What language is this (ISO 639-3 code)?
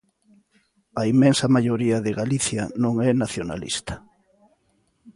glg